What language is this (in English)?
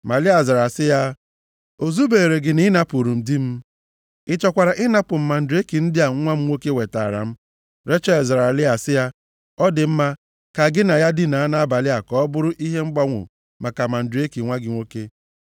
Igbo